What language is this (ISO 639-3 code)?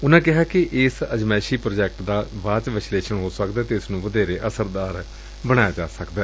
pan